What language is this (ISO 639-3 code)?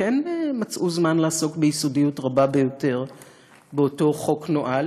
heb